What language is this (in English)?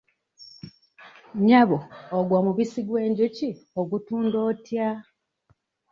Ganda